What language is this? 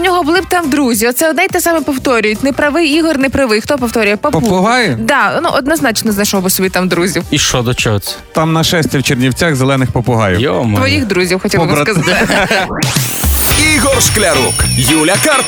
Ukrainian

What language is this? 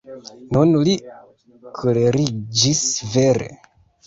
Esperanto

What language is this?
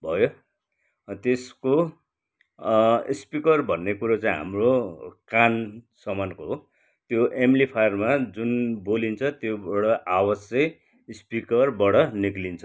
Nepali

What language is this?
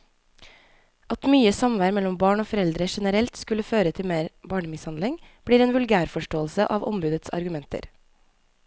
Norwegian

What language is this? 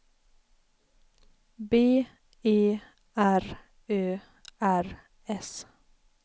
Swedish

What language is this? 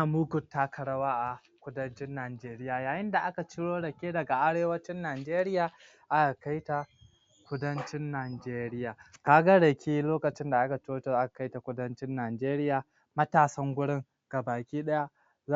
Hausa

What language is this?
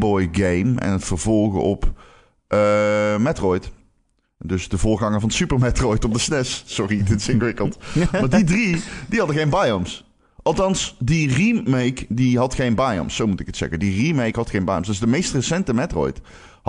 Dutch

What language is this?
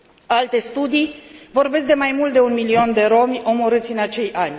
Romanian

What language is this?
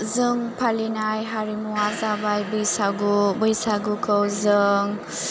Bodo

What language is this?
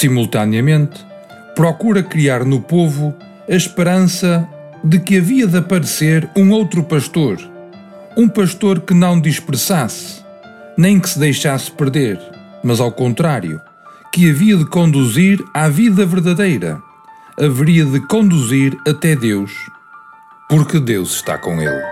Portuguese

